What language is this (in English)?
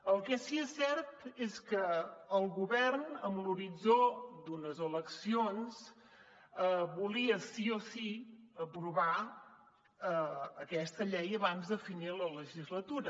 Catalan